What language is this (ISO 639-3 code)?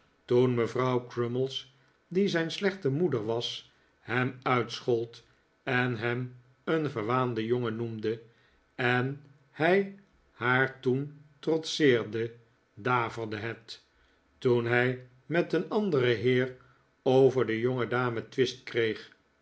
nld